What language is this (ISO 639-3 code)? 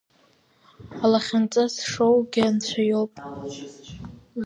abk